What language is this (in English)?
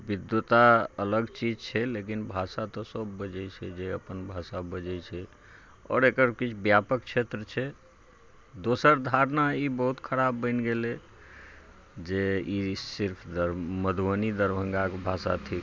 Maithili